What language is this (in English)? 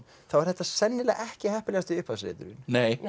Icelandic